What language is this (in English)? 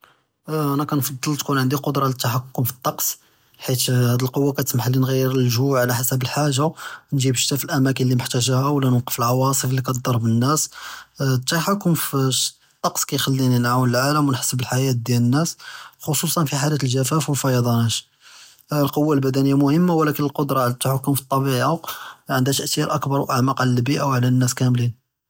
Judeo-Arabic